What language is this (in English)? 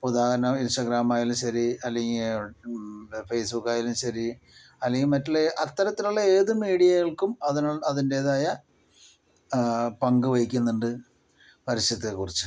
Malayalam